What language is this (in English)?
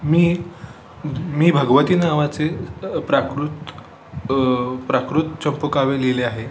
Marathi